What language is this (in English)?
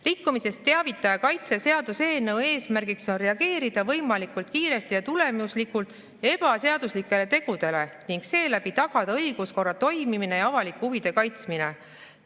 Estonian